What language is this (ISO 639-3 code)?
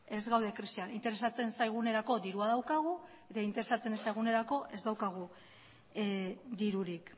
eus